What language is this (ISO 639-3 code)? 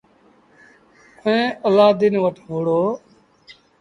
sbn